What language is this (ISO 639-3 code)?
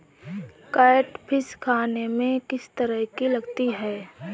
hin